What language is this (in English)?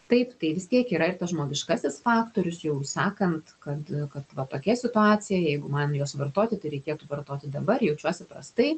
Lithuanian